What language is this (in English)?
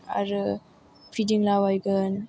Bodo